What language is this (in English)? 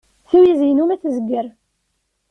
Kabyle